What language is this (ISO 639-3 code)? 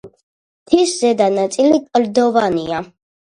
kat